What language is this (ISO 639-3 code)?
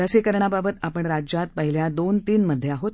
mar